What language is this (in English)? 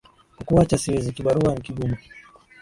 Swahili